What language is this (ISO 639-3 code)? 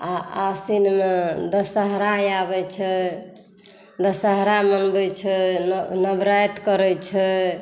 mai